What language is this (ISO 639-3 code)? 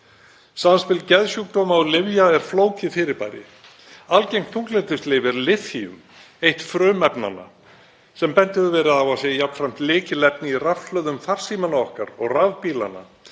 isl